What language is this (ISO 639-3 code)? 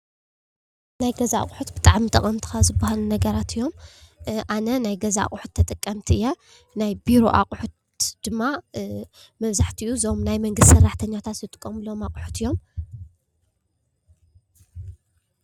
tir